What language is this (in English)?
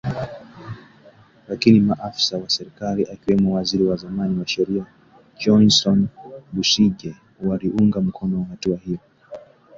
Swahili